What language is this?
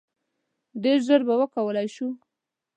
Pashto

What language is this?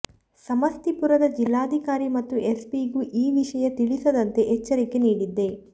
Kannada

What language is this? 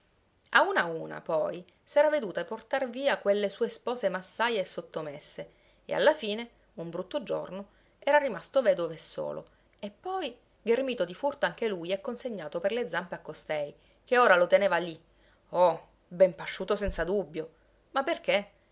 Italian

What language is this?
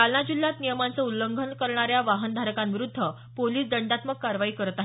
Marathi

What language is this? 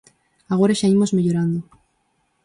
Galician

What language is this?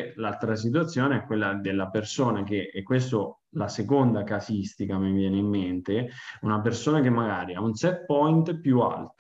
Italian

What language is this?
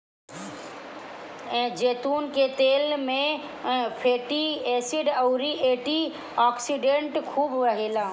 Bhojpuri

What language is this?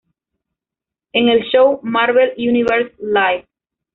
Spanish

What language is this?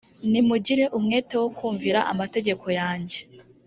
Kinyarwanda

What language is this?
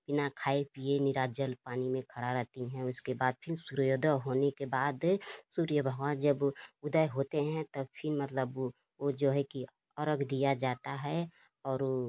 Hindi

